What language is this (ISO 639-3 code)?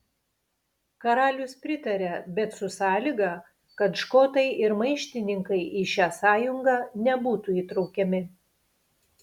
lit